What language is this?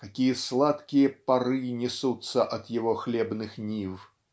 Russian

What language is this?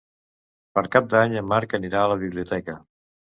Catalan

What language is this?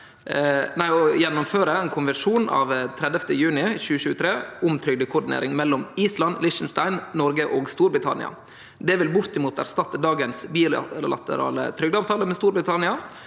Norwegian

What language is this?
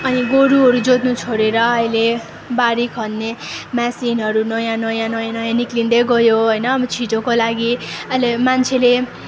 Nepali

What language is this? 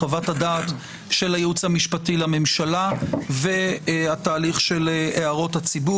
Hebrew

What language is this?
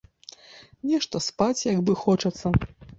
Belarusian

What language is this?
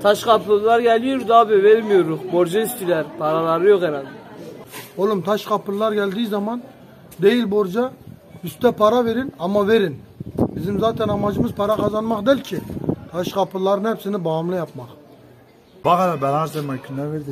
Turkish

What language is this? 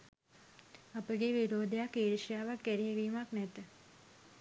Sinhala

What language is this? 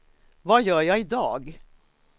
Swedish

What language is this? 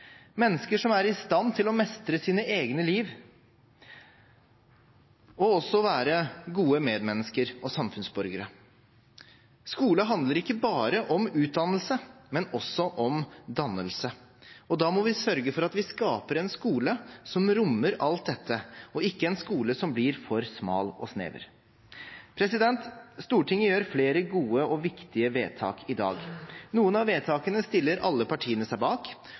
Norwegian Bokmål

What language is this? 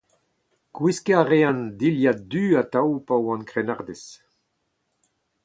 Breton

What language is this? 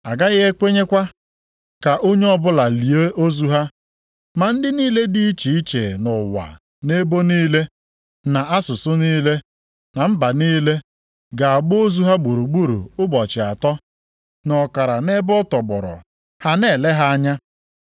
Igbo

